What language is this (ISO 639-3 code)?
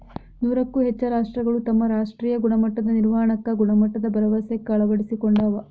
kan